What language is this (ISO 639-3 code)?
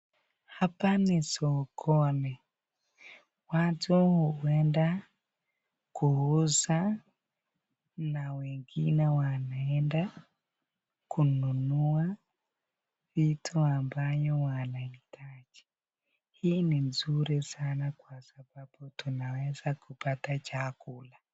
swa